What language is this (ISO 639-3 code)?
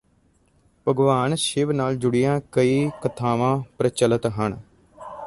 pan